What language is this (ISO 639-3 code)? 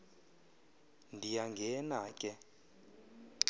xho